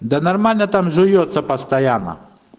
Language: Russian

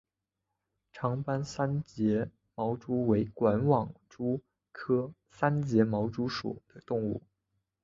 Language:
Chinese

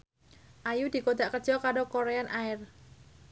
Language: Javanese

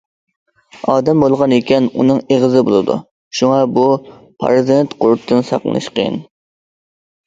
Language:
Uyghur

